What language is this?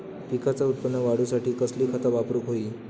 Marathi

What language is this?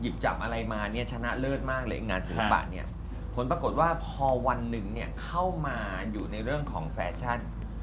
Thai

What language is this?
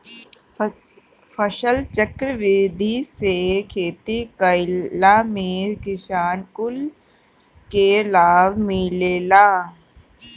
Bhojpuri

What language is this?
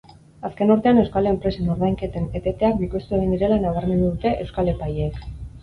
Basque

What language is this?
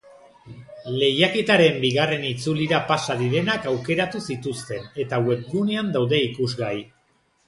Basque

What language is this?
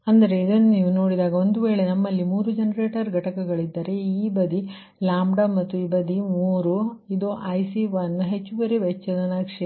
Kannada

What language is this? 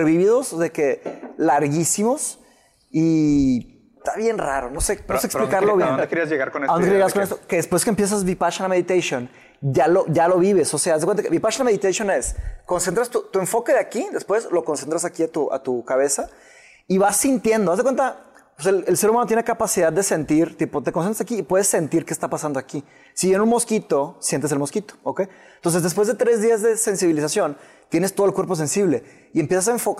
Spanish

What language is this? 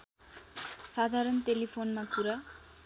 Nepali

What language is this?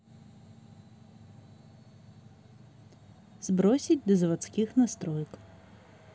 Russian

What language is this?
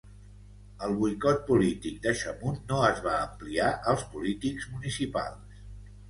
Catalan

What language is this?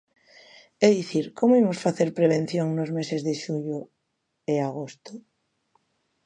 Galician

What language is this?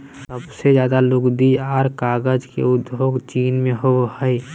Magahi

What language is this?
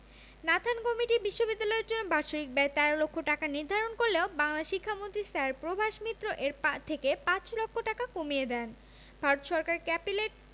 Bangla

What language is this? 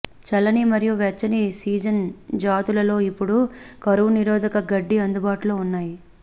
Telugu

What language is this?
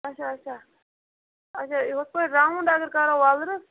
Kashmiri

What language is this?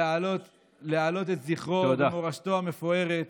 Hebrew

